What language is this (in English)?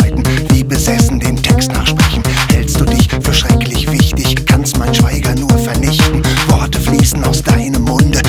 German